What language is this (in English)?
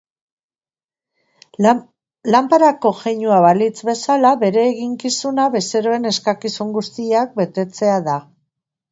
Basque